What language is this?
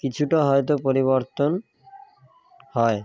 Bangla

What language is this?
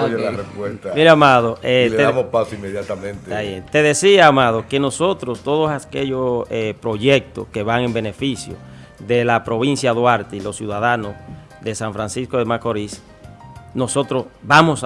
Spanish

